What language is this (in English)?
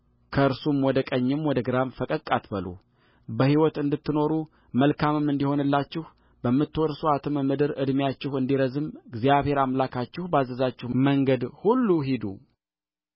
Amharic